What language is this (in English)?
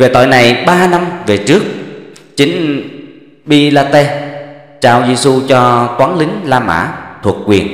Vietnamese